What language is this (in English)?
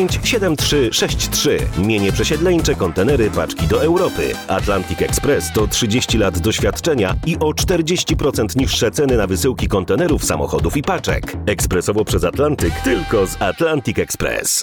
Polish